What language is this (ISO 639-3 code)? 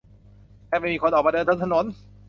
tha